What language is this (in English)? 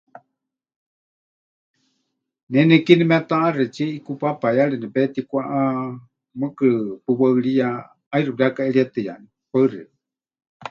Huichol